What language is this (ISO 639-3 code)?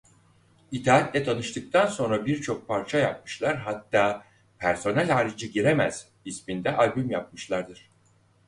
tur